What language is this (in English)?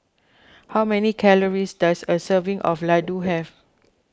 English